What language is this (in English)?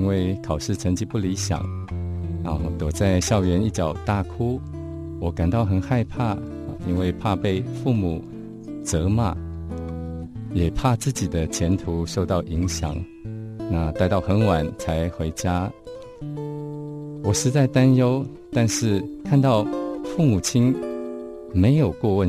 Chinese